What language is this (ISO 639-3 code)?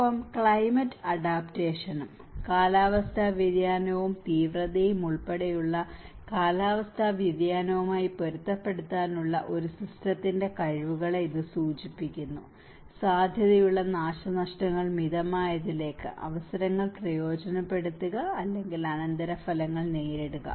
mal